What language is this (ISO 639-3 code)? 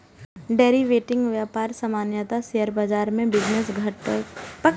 mai